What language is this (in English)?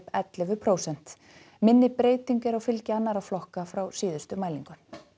Icelandic